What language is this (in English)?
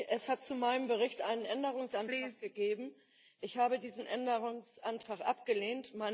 German